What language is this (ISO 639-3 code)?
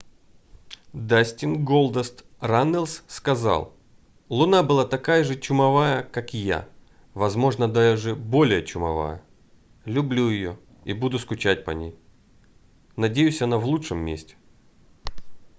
rus